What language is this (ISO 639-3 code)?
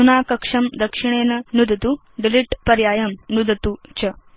san